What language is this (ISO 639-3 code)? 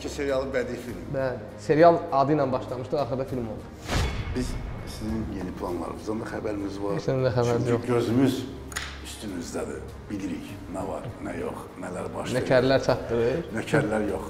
tur